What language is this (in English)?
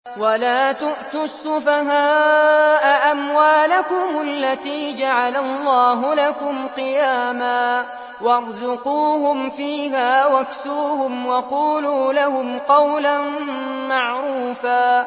Arabic